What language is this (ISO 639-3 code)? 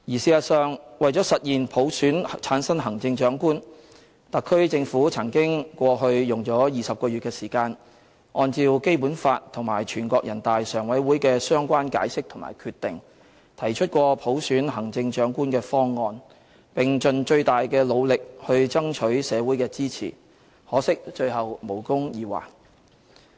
yue